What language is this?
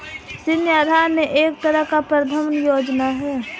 Hindi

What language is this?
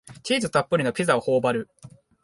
Japanese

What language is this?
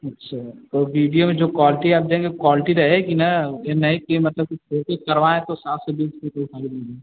Hindi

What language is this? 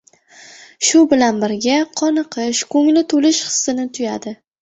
Uzbek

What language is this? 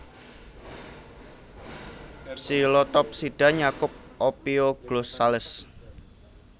Javanese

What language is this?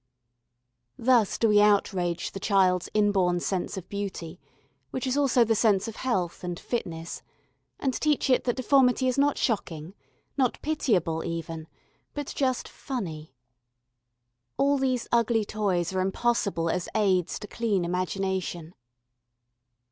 English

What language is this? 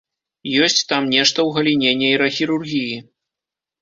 Belarusian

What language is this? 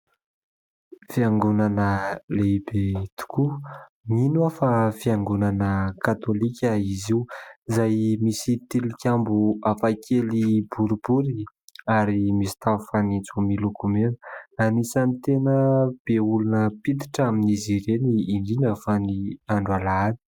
Malagasy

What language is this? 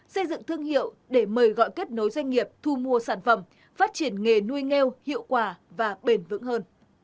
Vietnamese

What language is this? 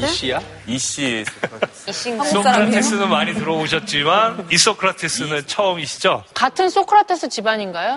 Korean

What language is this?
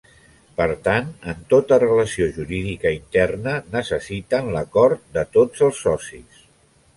Catalan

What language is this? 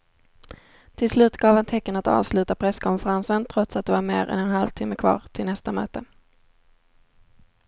Swedish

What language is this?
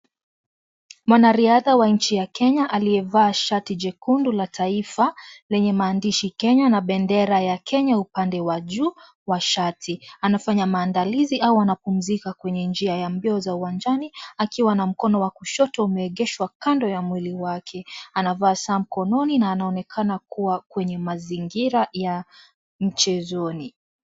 Swahili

